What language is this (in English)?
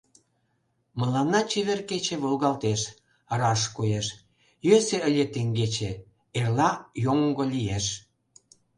Mari